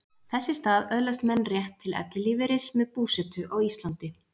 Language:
Icelandic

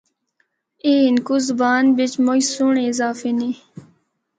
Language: Northern Hindko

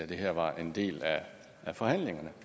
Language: Danish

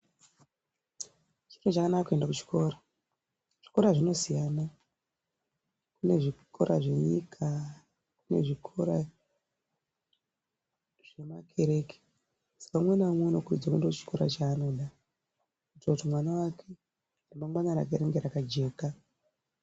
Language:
Ndau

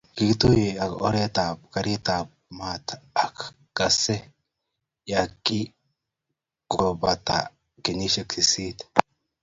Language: Kalenjin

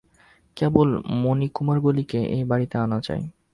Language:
Bangla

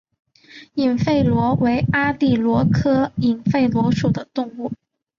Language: Chinese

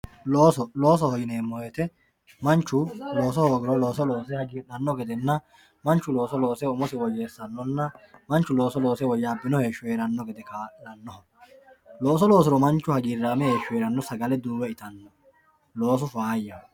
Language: Sidamo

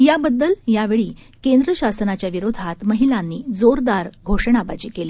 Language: Marathi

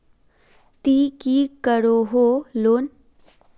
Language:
Magahi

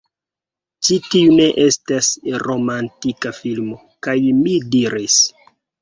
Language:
Esperanto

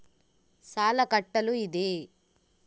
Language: Kannada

